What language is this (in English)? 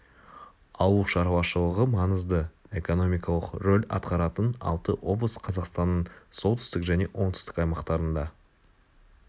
Kazakh